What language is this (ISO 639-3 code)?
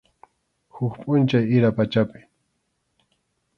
qxu